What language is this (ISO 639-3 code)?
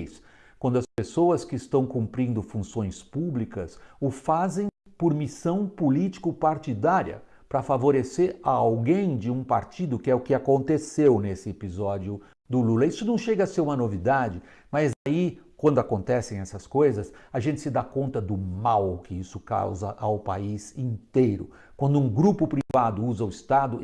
por